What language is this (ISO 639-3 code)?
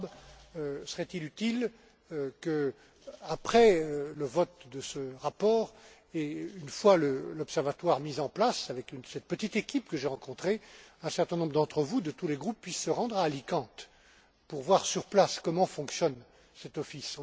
fra